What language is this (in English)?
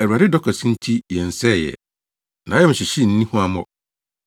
Akan